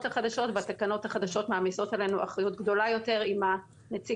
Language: Hebrew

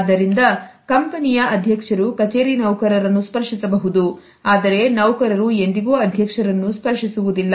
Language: Kannada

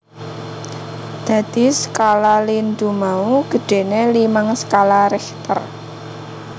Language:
Javanese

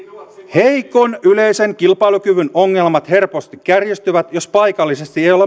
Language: Finnish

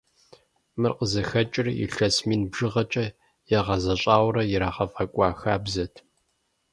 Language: Kabardian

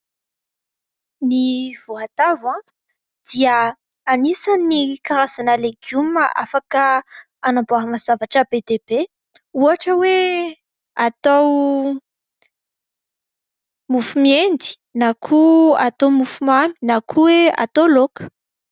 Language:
Malagasy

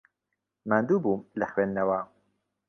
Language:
Central Kurdish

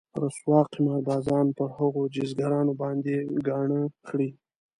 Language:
Pashto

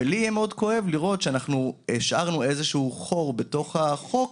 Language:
Hebrew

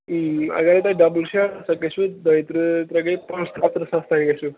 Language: Kashmiri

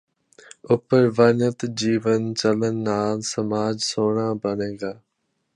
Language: Punjabi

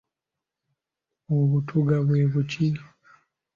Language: Ganda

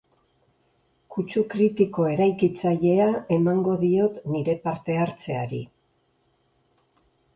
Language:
Basque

